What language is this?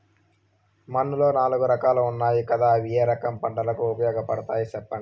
Telugu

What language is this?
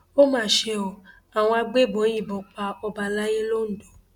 Yoruba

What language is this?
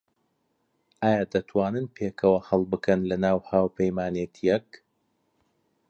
Central Kurdish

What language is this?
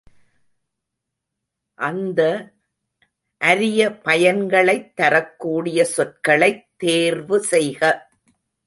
Tamil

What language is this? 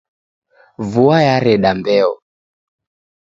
Taita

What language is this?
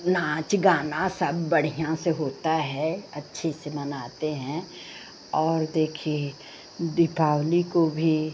Hindi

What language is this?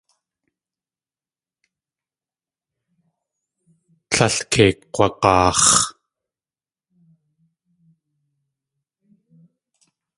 Tlingit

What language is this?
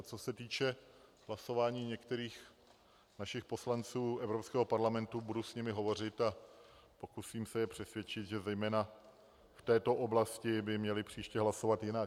Czech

